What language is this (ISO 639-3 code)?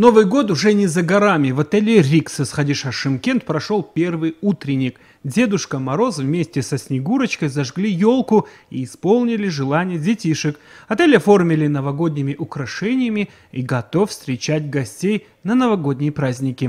rus